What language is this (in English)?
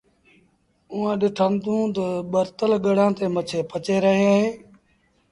Sindhi Bhil